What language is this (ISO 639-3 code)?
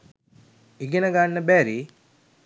sin